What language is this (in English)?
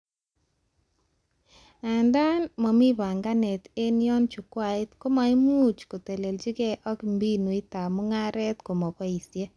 Kalenjin